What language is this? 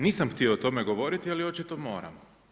Croatian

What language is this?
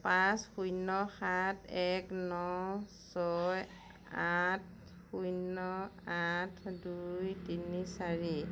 Assamese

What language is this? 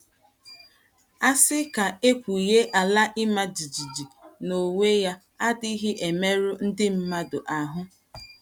Igbo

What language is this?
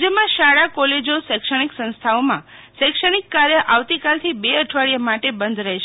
Gujarati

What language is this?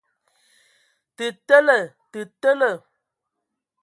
Ewondo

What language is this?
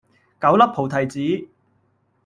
Cantonese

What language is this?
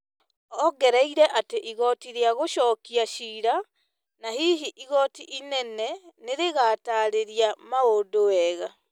Kikuyu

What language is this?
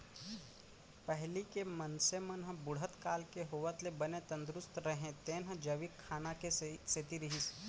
Chhattisgarhi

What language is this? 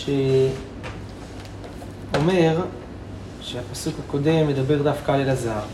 Hebrew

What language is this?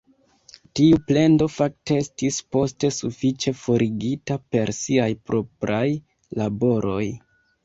Esperanto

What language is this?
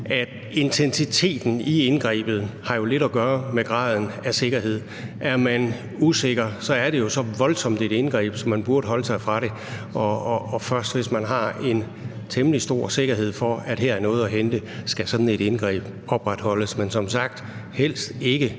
Danish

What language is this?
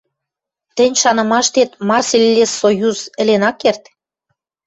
Western Mari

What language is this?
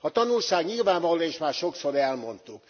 Hungarian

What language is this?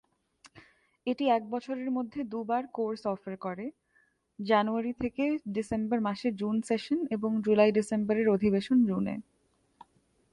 Bangla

